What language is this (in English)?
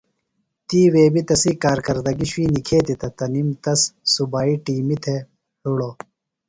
Phalura